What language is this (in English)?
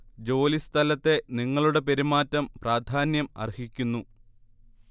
Malayalam